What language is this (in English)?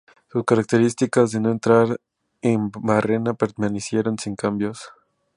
Spanish